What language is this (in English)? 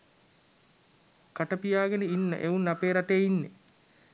Sinhala